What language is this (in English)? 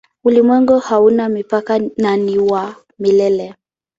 Swahili